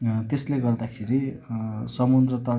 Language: Nepali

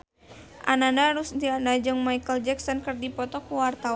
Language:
Sundanese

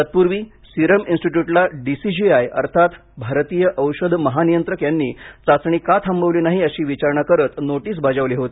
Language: Marathi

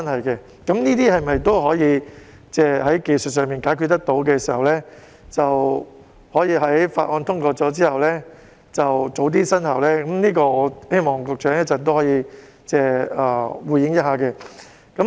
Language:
Cantonese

